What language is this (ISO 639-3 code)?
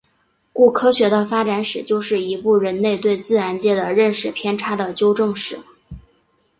zho